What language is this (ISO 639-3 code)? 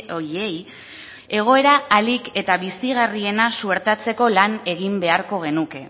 eus